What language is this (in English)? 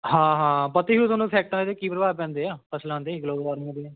Punjabi